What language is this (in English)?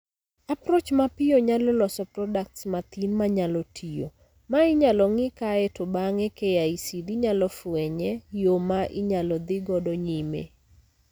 Luo (Kenya and Tanzania)